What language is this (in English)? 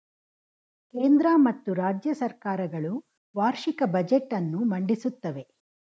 Kannada